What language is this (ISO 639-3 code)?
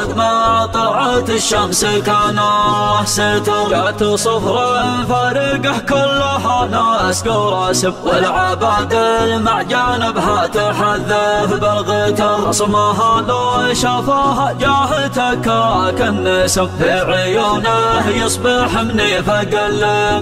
ara